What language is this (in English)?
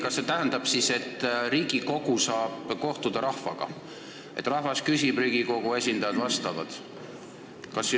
Estonian